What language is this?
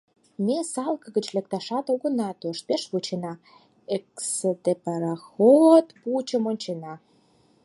Mari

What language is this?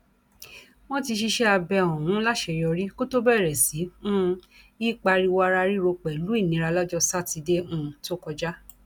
Yoruba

